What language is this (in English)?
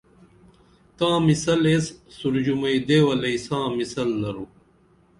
Dameli